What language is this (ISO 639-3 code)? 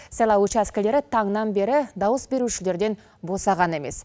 kaz